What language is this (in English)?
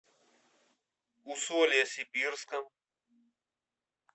Russian